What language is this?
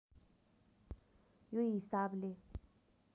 Nepali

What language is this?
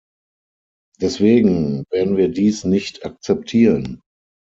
German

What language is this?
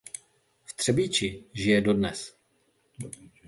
Czech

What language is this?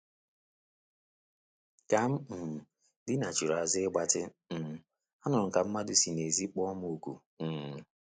Igbo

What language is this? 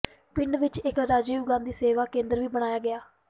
Punjabi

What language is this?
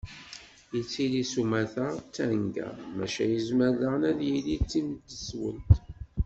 Kabyle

